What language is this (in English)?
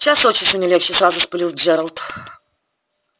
Russian